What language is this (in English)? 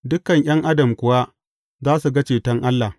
Hausa